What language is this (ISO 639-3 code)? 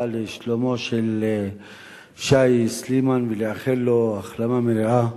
heb